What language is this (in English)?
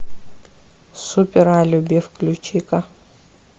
Russian